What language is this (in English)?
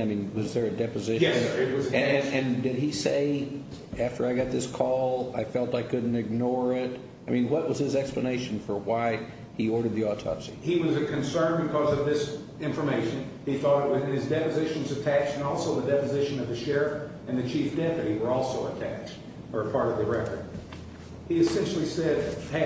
English